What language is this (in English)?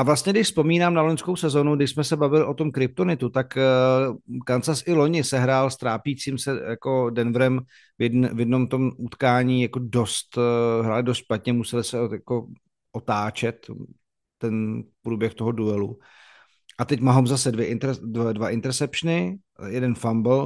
Czech